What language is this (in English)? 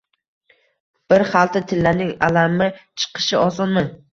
Uzbek